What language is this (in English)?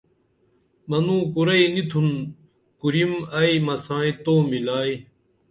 Dameli